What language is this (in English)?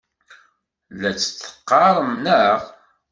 Kabyle